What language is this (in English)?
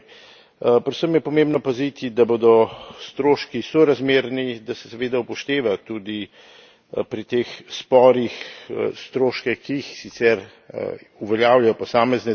Slovenian